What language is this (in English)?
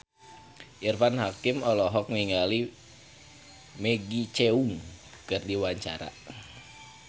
Sundanese